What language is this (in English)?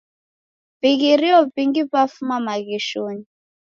Taita